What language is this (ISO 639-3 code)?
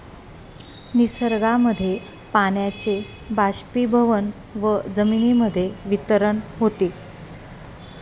mar